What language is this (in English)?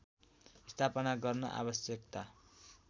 Nepali